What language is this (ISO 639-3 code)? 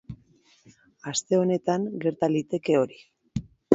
eus